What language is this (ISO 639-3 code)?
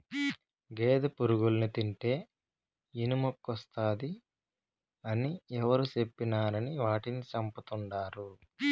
tel